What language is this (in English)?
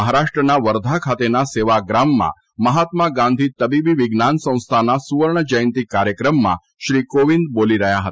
Gujarati